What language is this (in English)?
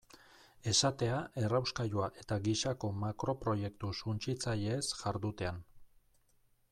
Basque